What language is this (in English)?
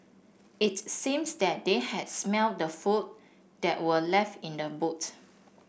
English